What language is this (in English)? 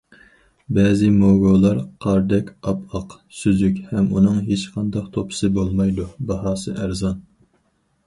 Uyghur